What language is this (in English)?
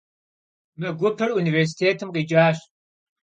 Kabardian